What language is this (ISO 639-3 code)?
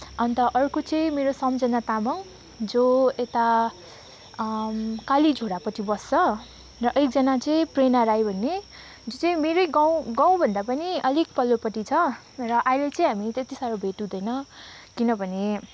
nep